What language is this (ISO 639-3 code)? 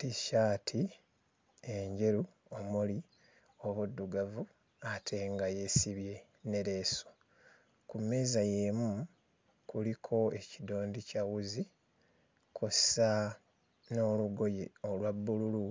lug